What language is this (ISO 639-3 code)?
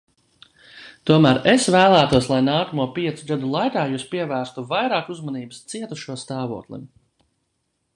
lav